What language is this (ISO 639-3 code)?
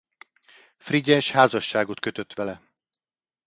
hun